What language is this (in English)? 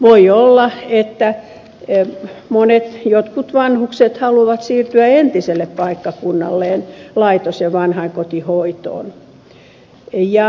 Finnish